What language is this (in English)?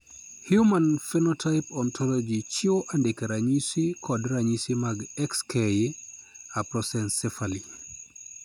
Luo (Kenya and Tanzania)